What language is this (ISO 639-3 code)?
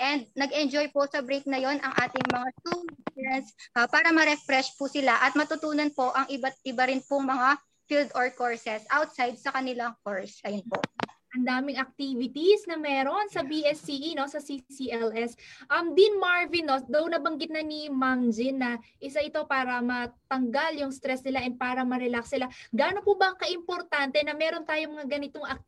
fil